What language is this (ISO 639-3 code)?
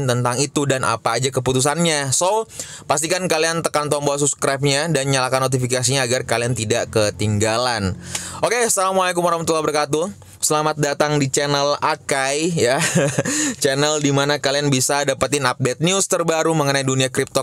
ind